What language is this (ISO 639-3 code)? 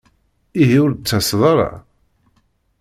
kab